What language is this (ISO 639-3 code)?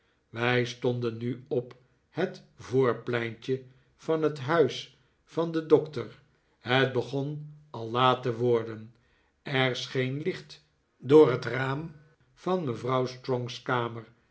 nld